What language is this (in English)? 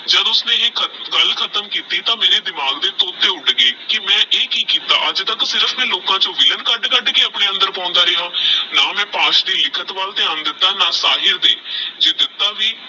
Punjabi